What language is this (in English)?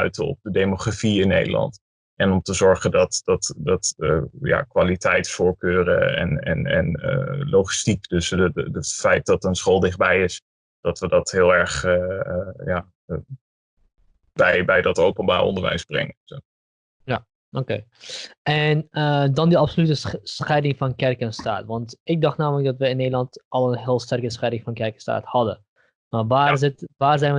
Dutch